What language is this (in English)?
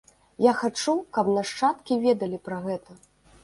Belarusian